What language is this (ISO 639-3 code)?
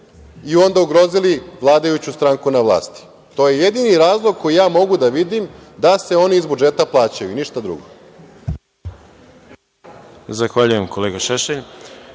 srp